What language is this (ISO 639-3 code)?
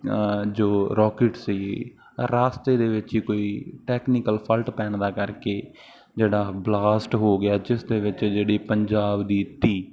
pan